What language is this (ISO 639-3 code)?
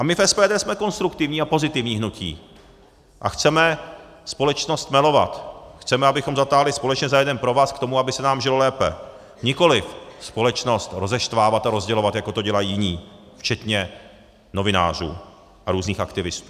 ces